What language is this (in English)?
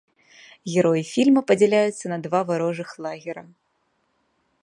Belarusian